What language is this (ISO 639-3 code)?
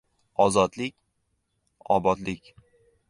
uzb